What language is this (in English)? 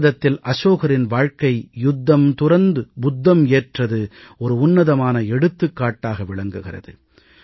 Tamil